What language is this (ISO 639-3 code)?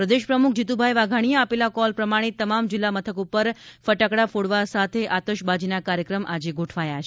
guj